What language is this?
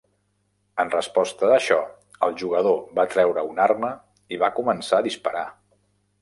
Catalan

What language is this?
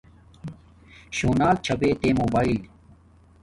Domaaki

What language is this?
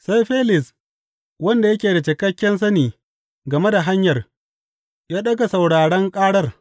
Hausa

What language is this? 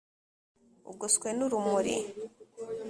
Kinyarwanda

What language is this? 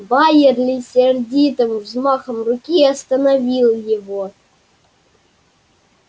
Russian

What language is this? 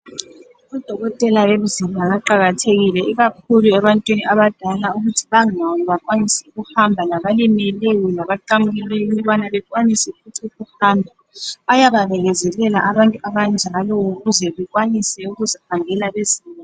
North Ndebele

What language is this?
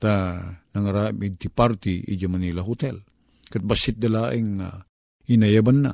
Filipino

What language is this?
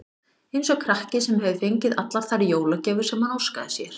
Icelandic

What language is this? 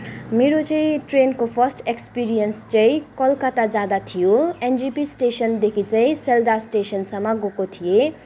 Nepali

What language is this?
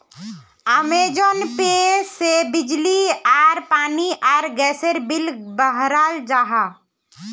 Magahi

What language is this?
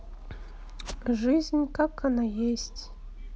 Russian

